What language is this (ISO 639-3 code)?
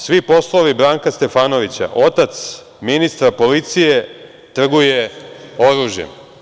srp